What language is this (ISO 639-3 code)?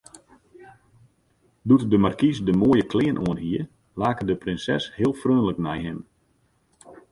fry